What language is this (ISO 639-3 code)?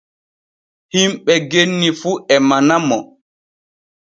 fue